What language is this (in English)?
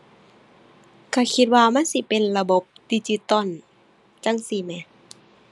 Thai